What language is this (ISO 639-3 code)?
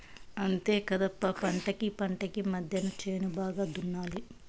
tel